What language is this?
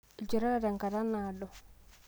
Masai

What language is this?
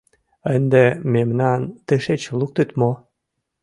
Mari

